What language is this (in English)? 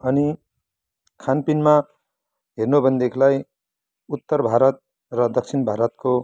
Nepali